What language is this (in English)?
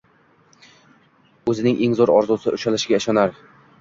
Uzbek